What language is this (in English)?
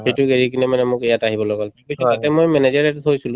Assamese